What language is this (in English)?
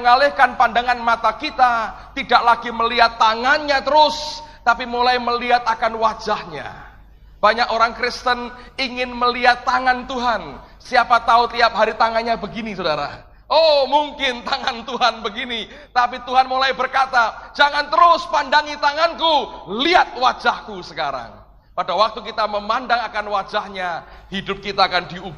Indonesian